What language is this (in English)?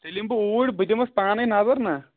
Kashmiri